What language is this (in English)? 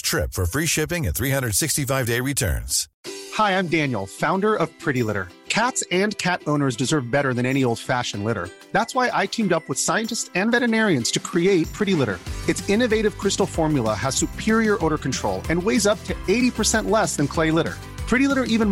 Filipino